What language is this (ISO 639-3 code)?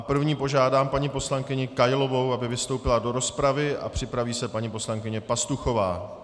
ces